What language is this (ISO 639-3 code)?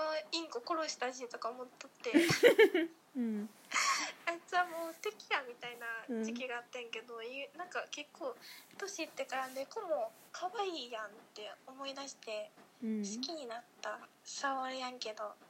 jpn